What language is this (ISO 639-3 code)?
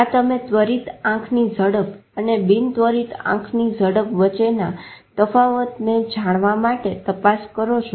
guj